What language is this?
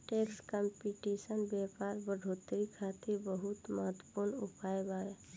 Bhojpuri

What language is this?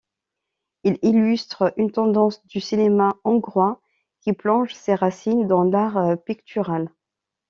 French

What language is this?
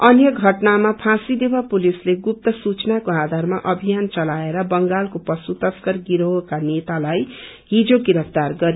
Nepali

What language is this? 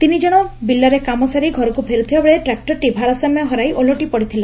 Odia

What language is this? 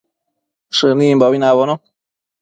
Matsés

